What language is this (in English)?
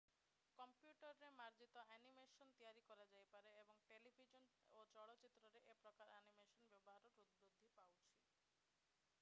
Odia